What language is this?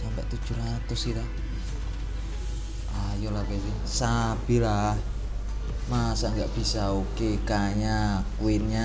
Indonesian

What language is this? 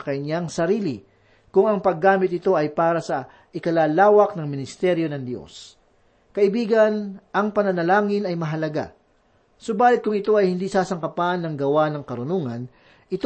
Filipino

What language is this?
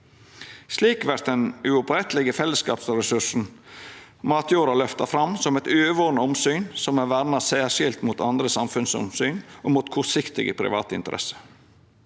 Norwegian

